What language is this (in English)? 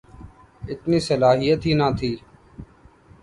Urdu